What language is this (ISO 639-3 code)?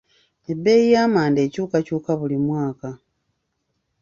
lug